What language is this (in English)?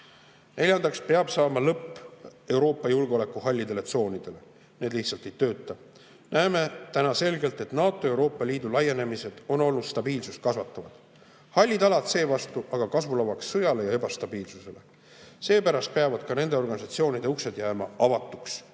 Estonian